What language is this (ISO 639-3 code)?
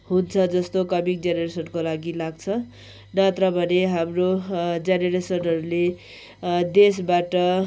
nep